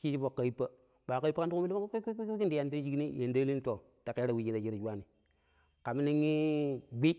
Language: Pero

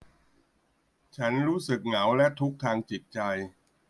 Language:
Thai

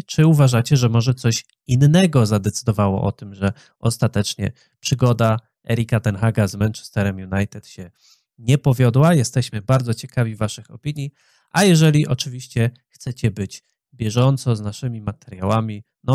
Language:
Polish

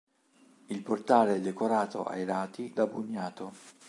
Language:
Italian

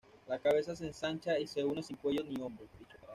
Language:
Spanish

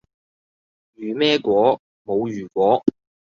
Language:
Cantonese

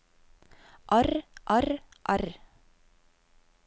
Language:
Norwegian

